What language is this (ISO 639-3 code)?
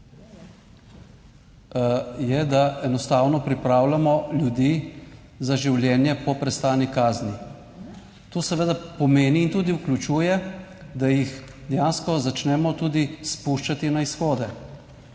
slv